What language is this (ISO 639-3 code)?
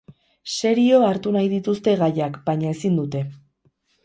eus